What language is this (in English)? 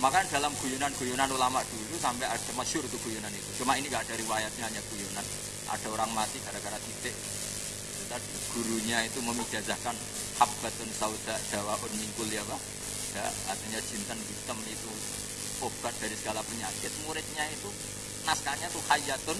Indonesian